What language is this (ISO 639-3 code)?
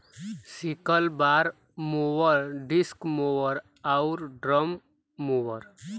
bho